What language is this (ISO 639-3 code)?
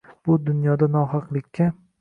uzb